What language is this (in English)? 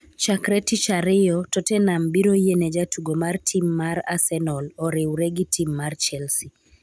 Luo (Kenya and Tanzania)